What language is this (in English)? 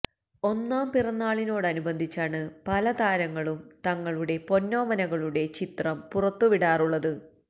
Malayalam